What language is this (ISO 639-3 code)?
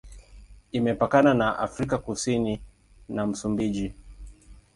swa